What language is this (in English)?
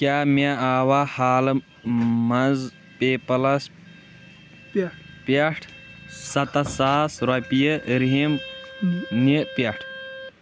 Kashmiri